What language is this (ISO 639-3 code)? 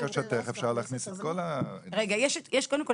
heb